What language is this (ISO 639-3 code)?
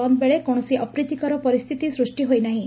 ori